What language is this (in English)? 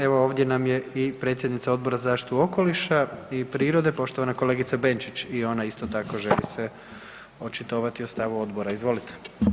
Croatian